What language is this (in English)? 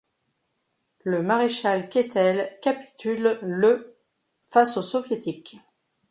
French